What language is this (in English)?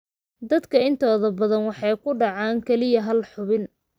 Somali